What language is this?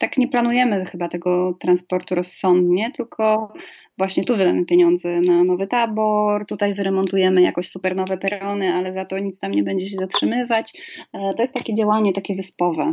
Polish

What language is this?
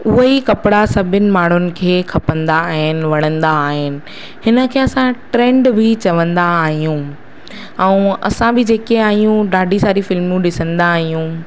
Sindhi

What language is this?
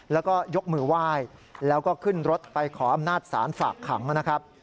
Thai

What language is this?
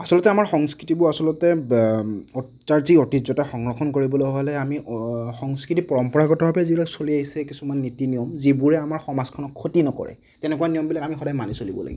Assamese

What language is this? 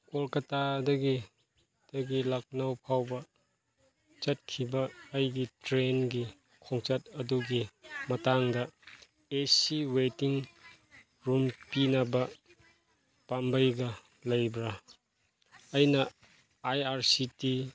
Manipuri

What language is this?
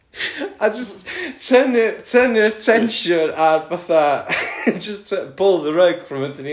Welsh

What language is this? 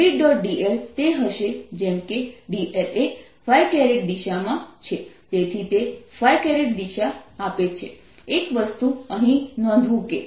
Gujarati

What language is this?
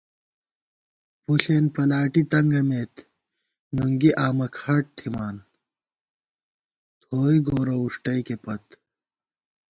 Gawar-Bati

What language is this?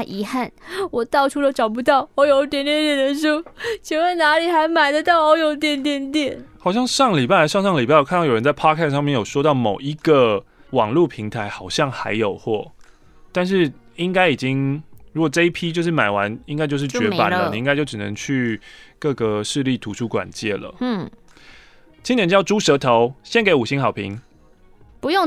Chinese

